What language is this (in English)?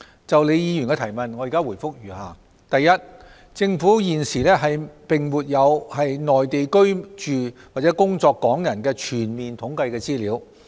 Cantonese